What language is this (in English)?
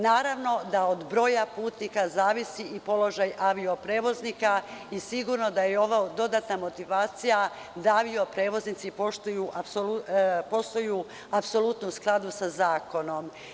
Serbian